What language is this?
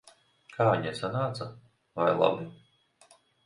Latvian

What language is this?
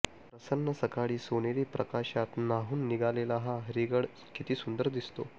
Marathi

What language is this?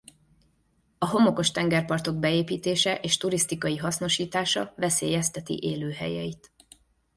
Hungarian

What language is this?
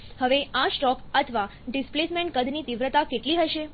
Gujarati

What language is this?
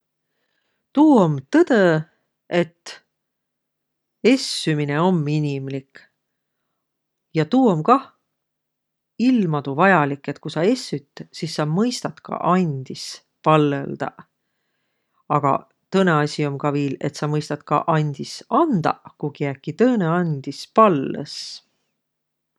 Võro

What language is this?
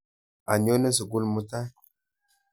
Kalenjin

